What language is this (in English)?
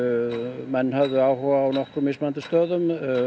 Icelandic